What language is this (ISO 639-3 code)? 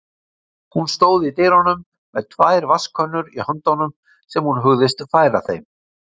isl